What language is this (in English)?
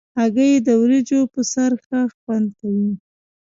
Pashto